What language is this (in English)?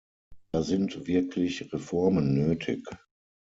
German